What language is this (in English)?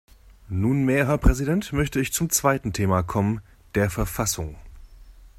German